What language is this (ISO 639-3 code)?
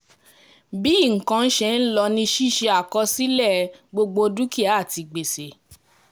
yor